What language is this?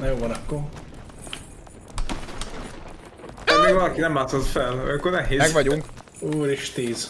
Hungarian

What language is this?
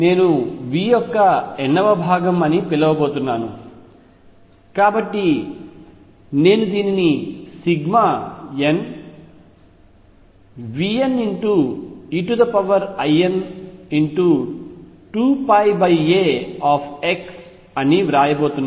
Telugu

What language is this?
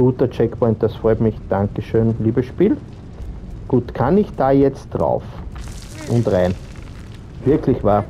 German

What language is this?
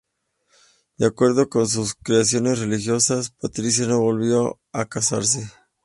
Spanish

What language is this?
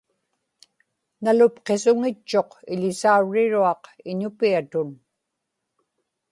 Inupiaq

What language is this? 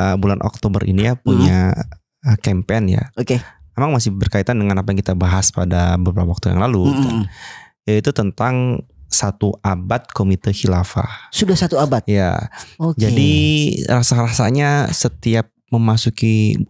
Indonesian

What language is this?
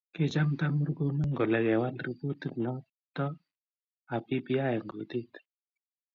Kalenjin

